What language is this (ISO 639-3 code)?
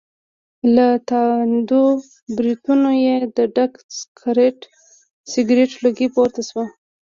pus